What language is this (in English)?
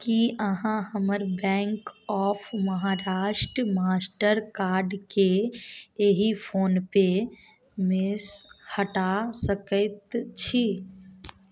Maithili